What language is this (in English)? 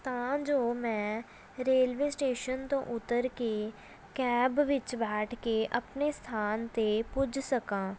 Punjabi